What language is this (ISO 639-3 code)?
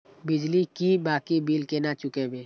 mai